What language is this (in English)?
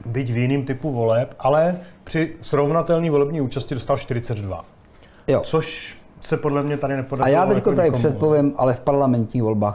Czech